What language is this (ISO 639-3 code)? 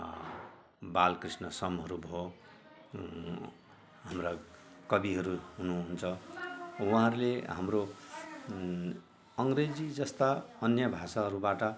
nep